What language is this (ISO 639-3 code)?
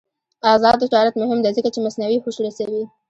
pus